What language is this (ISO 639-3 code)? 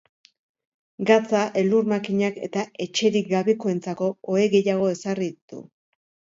eus